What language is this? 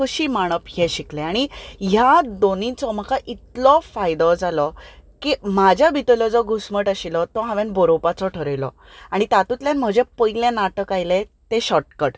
Konkani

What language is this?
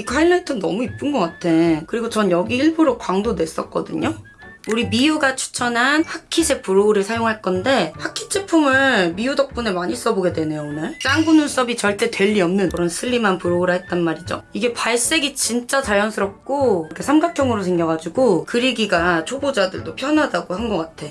Korean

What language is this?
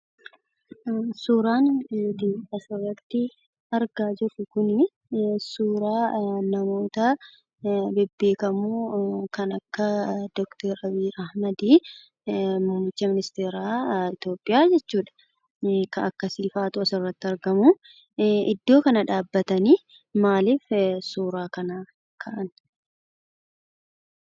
Oromo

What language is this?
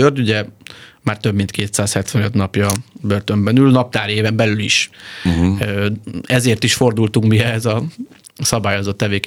Hungarian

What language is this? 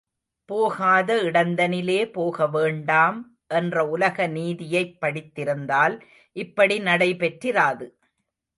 Tamil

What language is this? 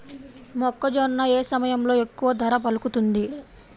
Telugu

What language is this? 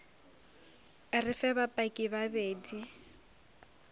Northern Sotho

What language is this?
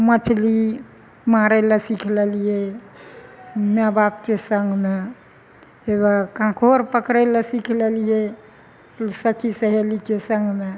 Maithili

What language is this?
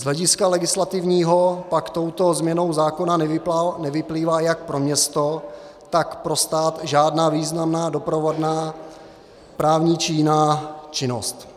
Czech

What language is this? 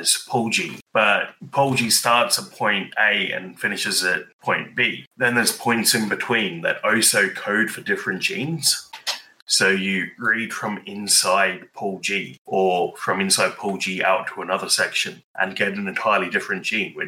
English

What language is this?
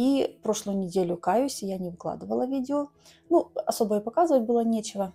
Russian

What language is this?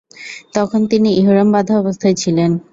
Bangla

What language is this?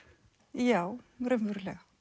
Icelandic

